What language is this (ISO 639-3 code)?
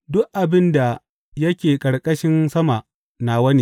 hau